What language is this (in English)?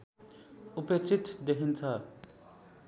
Nepali